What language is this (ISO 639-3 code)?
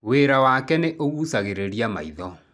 kik